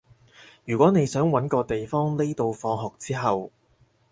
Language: Cantonese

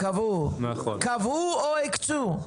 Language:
Hebrew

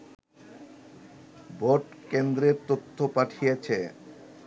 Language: Bangla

